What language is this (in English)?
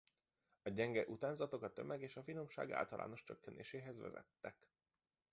Hungarian